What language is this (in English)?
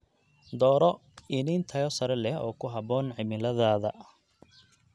Somali